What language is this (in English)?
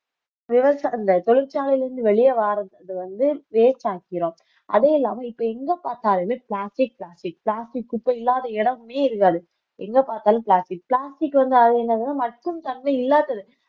Tamil